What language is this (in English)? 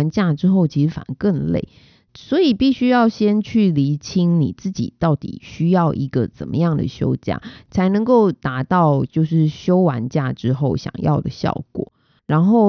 Chinese